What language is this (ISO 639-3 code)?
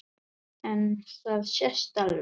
isl